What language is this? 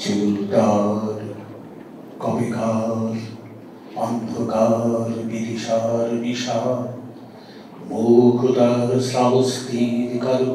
Bangla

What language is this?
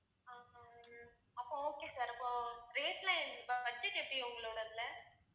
Tamil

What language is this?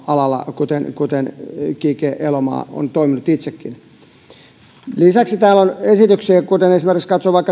Finnish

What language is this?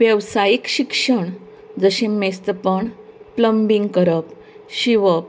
Konkani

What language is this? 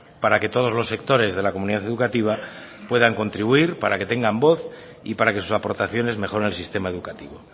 Spanish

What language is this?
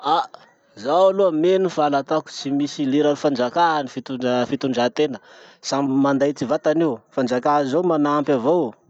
Masikoro Malagasy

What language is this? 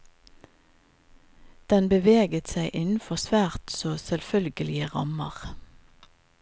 Norwegian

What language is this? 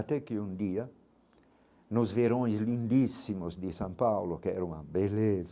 Portuguese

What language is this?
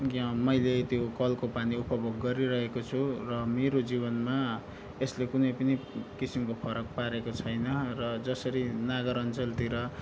Nepali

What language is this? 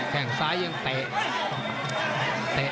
Thai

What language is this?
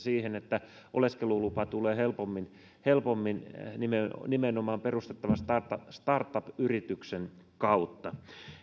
Finnish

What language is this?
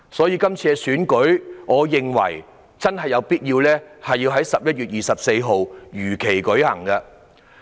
Cantonese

